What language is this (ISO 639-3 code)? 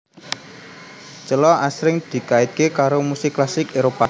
jav